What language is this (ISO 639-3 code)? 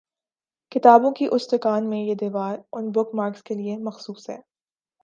urd